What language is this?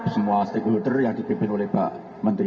Indonesian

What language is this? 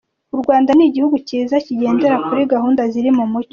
Kinyarwanda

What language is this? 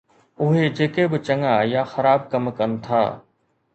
Sindhi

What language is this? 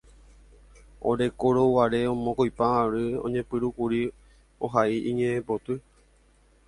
Guarani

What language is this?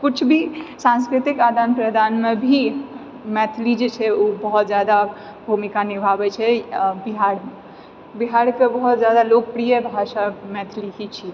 Maithili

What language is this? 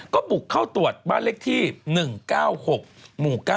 Thai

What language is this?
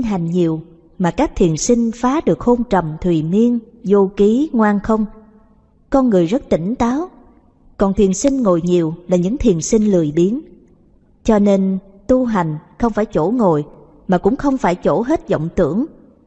Vietnamese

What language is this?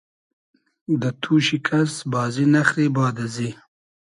Hazaragi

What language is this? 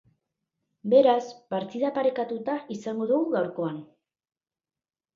Basque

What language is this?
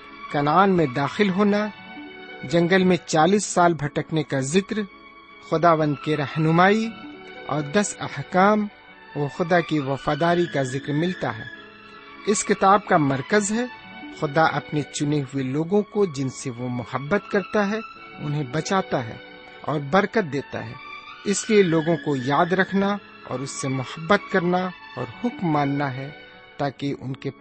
Urdu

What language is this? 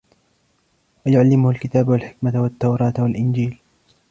Arabic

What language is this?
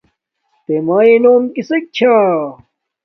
Domaaki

